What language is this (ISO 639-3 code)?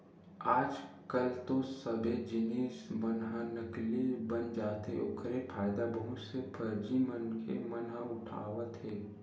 hne